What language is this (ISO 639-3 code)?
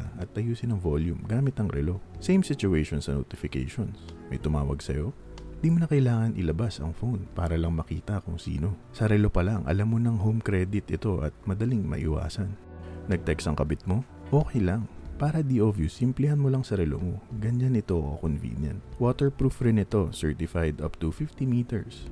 fil